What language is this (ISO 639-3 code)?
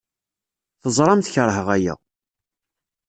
kab